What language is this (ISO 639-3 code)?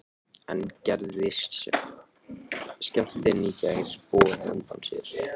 isl